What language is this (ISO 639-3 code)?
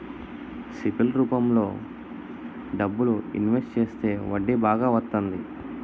tel